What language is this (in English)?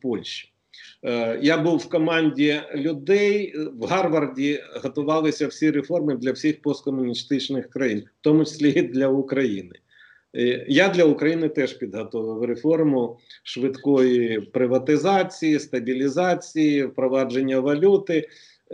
Ukrainian